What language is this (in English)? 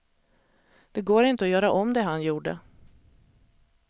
Swedish